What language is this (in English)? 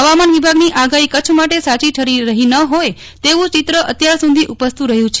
Gujarati